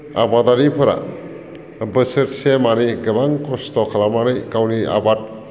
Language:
Bodo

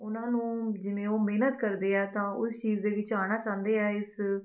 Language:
Punjabi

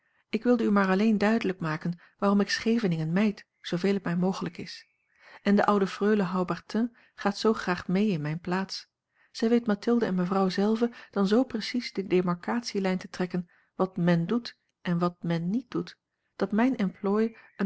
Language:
Dutch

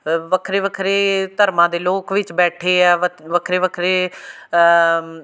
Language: Punjabi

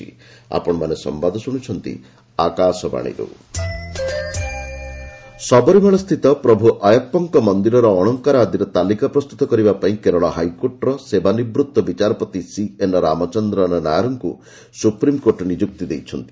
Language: Odia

